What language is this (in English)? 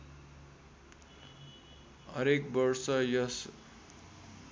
Nepali